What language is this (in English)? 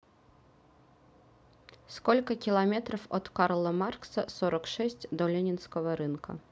Russian